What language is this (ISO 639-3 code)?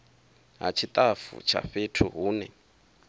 ven